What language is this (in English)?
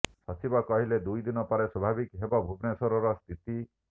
Odia